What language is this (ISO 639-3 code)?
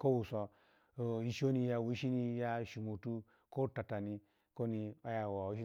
ala